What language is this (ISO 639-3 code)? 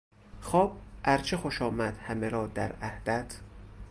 fas